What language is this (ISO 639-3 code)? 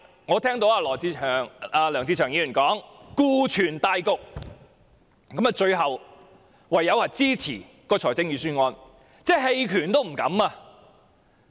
yue